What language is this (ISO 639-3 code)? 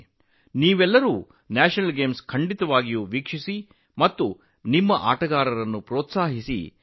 kan